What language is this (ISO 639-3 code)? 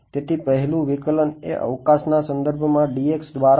guj